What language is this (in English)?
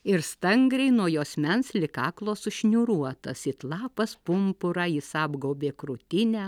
Lithuanian